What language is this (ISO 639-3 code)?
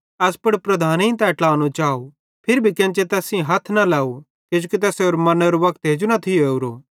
bhd